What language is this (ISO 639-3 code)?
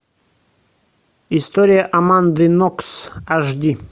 rus